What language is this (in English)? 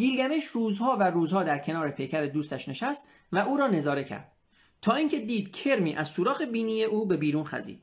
Persian